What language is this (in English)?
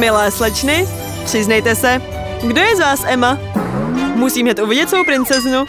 Czech